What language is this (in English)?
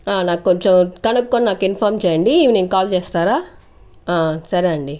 Telugu